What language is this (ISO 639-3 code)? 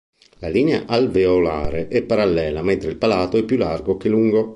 ita